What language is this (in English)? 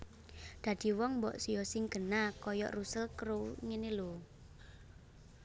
Javanese